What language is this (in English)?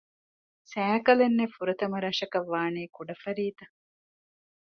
Divehi